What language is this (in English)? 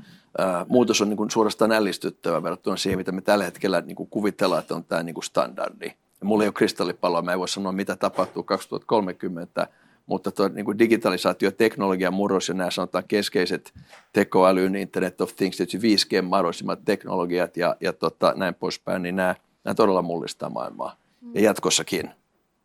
Finnish